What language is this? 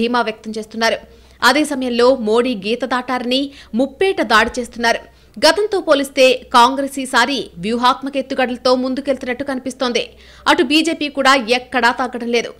Telugu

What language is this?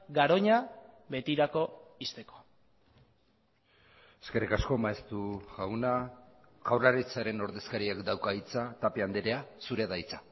Basque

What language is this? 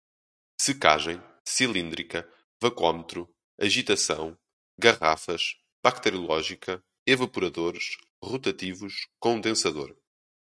Portuguese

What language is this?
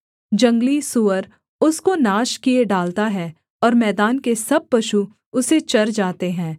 Hindi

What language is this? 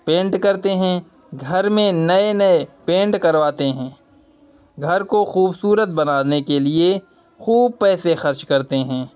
Urdu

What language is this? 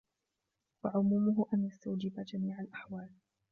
Arabic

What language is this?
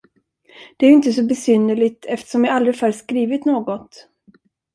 Swedish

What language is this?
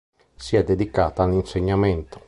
Italian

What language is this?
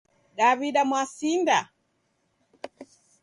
Taita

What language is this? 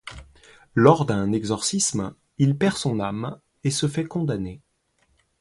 French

